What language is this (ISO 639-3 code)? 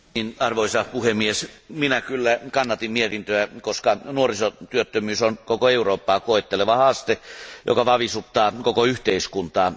fin